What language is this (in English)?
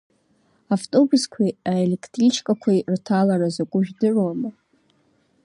Abkhazian